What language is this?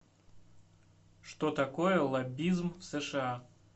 Russian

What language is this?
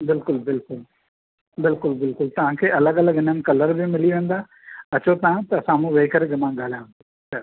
Sindhi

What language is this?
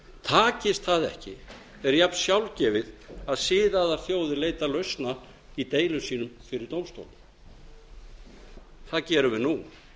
Icelandic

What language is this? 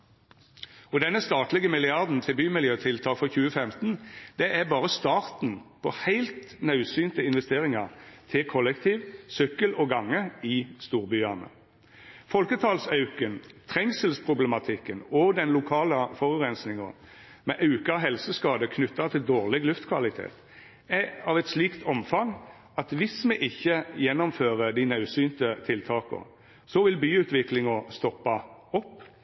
Norwegian Nynorsk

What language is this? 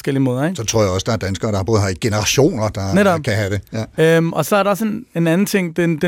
Danish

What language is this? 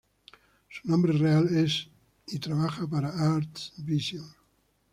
Spanish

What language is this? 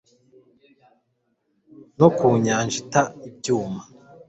Kinyarwanda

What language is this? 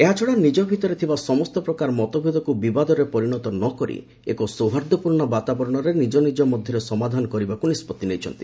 Odia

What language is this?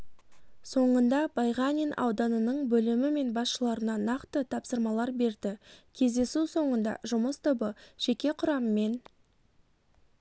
Kazakh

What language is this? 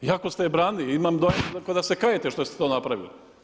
Croatian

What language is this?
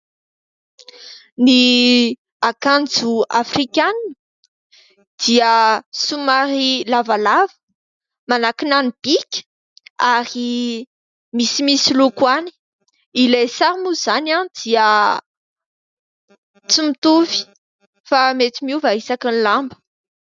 Malagasy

